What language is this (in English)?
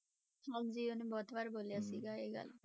Punjabi